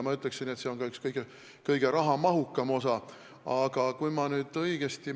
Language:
Estonian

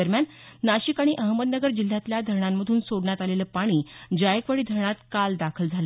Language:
Marathi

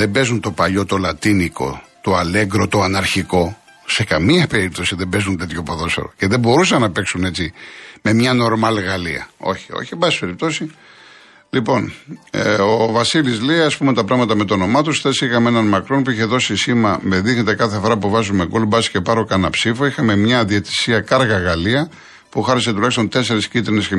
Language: Greek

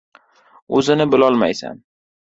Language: Uzbek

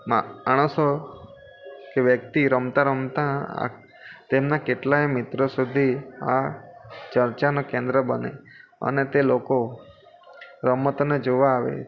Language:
Gujarati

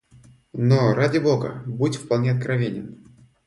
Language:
Russian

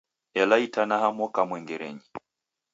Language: Taita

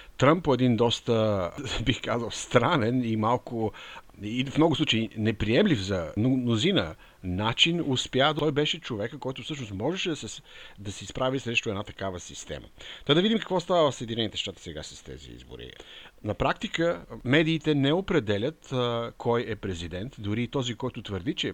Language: Bulgarian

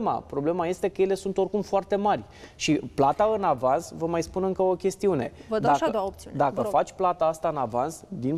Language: Romanian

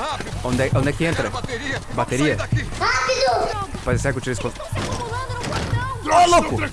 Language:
Portuguese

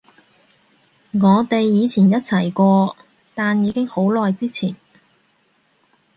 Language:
Cantonese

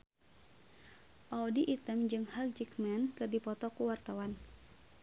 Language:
Sundanese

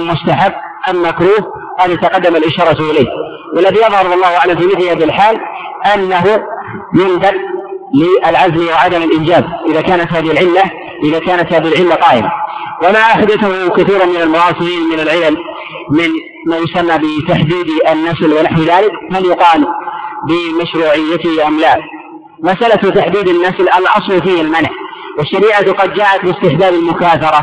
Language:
Arabic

